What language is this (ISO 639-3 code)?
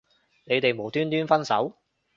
yue